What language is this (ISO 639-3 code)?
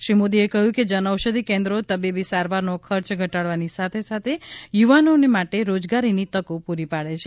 guj